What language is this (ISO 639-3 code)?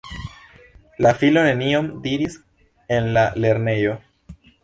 epo